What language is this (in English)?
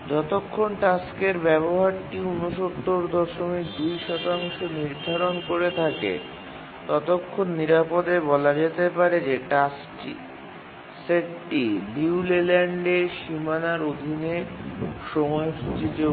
Bangla